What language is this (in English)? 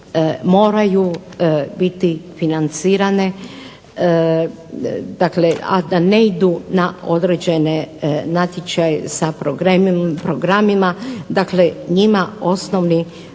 Croatian